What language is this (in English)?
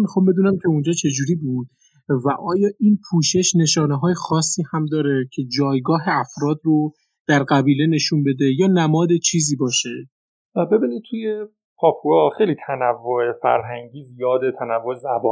Persian